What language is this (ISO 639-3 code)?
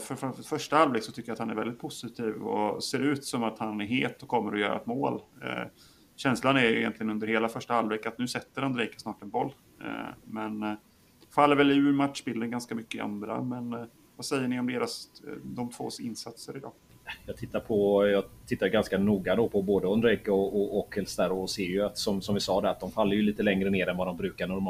swe